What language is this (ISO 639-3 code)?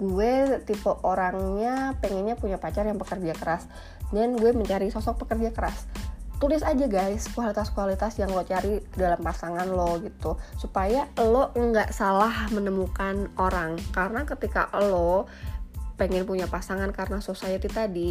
ind